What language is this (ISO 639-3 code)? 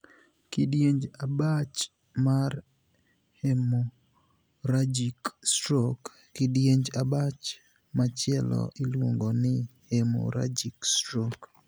luo